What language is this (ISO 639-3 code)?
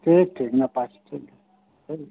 sat